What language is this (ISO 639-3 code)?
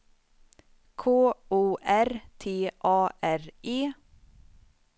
swe